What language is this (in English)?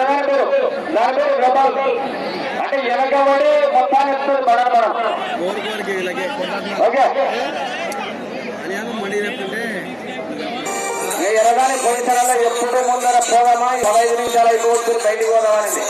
Telugu